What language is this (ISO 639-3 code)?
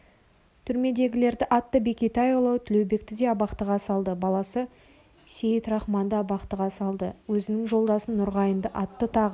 kaz